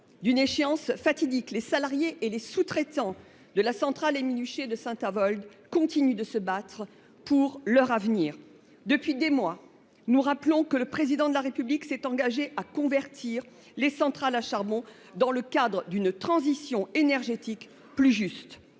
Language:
French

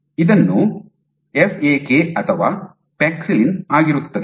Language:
Kannada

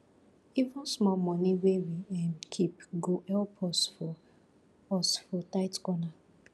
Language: Nigerian Pidgin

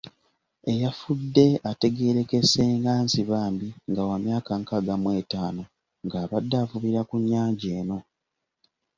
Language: Ganda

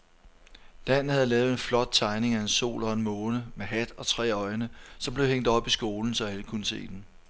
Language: Danish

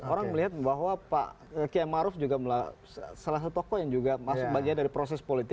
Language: Indonesian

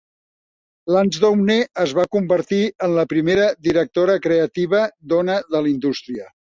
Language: Catalan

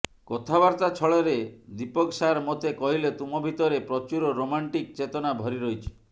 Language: Odia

